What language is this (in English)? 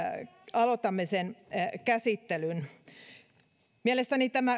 Finnish